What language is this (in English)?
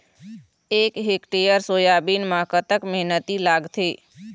Chhattisgarhi